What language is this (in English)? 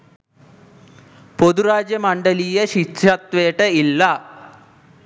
Sinhala